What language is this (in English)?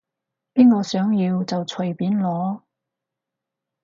Cantonese